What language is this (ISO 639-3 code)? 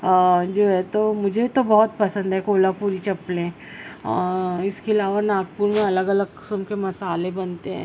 urd